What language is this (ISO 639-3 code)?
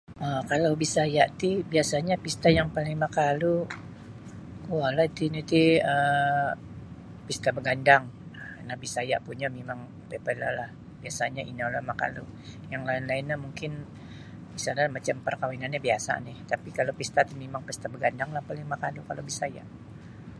bsy